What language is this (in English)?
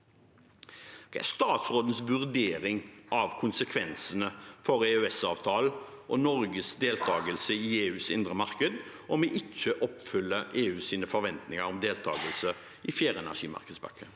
Norwegian